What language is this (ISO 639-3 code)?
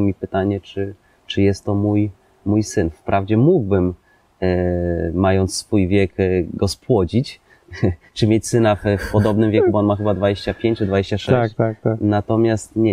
pol